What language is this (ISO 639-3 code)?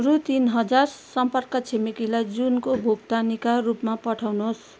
nep